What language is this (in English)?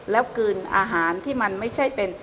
Thai